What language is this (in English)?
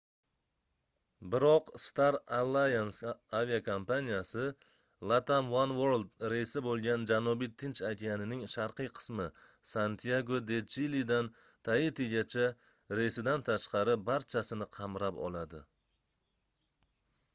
Uzbek